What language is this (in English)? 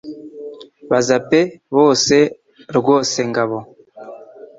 Kinyarwanda